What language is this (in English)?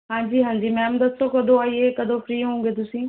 Punjabi